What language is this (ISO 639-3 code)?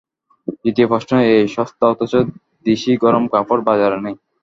ben